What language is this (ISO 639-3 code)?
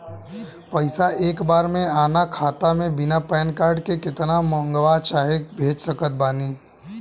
bho